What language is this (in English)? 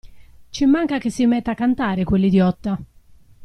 Italian